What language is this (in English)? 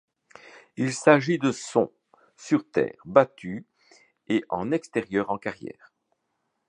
French